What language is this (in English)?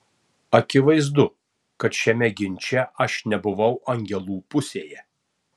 Lithuanian